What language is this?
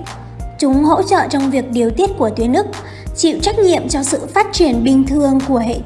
Vietnamese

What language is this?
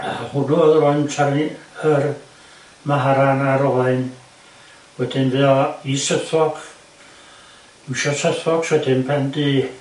Welsh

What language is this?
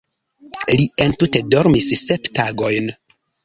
Esperanto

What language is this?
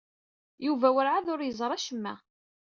Kabyle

